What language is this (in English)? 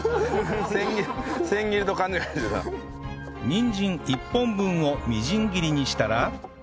Japanese